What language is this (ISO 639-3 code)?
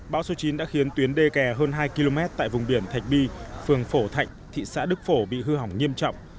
vie